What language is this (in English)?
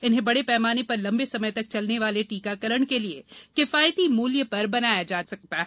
Hindi